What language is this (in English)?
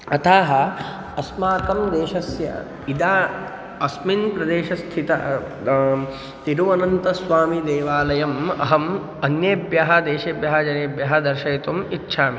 Sanskrit